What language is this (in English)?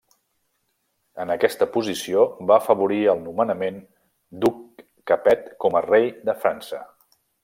Catalan